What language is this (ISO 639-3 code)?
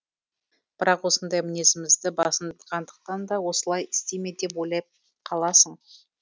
kaz